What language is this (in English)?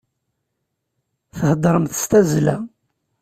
Kabyle